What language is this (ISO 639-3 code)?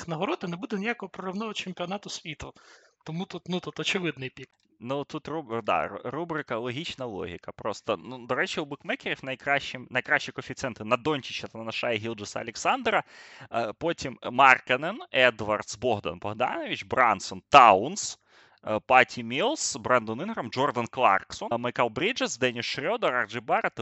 ukr